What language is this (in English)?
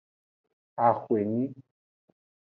Aja (Benin)